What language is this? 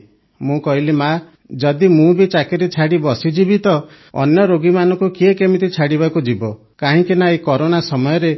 Odia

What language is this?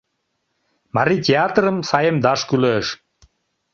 Mari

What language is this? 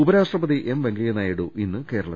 Malayalam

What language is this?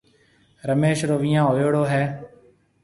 Marwari (Pakistan)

